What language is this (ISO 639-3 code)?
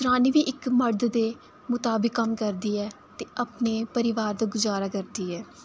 doi